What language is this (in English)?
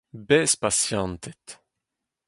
Breton